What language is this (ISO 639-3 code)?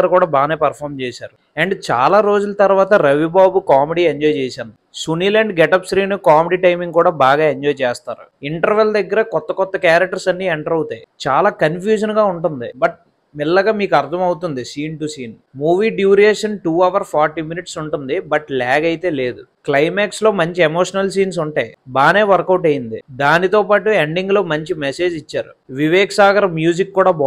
tel